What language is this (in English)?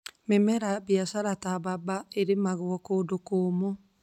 Kikuyu